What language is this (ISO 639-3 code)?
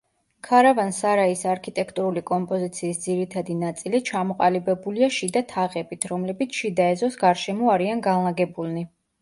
kat